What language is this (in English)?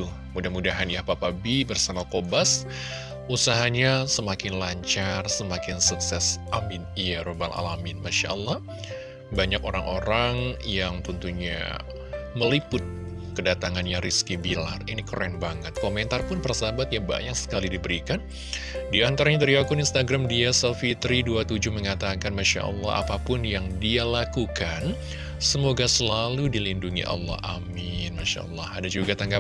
Indonesian